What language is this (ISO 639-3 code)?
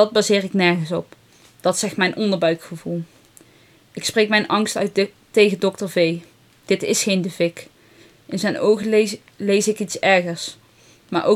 nld